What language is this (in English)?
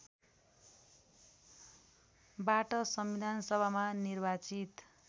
Nepali